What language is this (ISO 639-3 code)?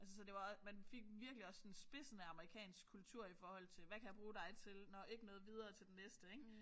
dan